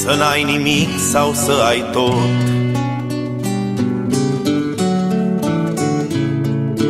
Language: Romanian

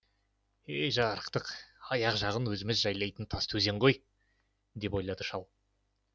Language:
Kazakh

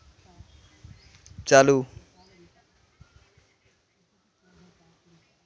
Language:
Santali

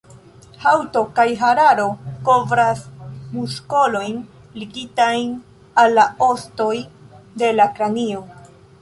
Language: Esperanto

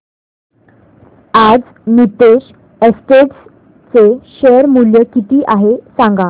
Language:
Marathi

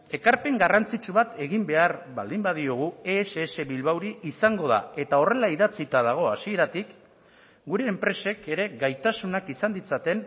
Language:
Basque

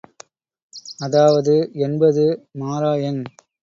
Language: Tamil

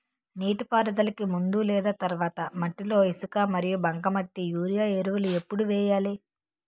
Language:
Telugu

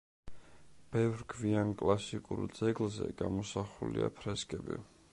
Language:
Georgian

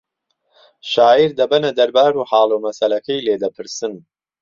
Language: Central Kurdish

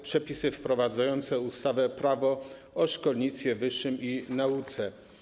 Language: Polish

